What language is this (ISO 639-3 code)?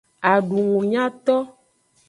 ajg